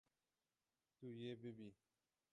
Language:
Kurdish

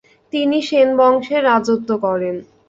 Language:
Bangla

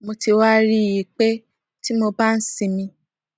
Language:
Yoruba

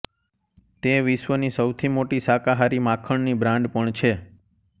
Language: Gujarati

